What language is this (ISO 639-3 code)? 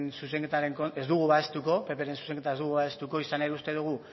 eus